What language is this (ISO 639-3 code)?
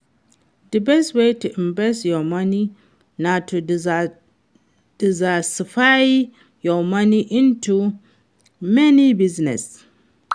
pcm